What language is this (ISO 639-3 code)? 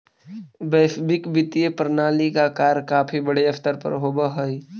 mag